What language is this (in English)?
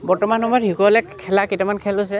Assamese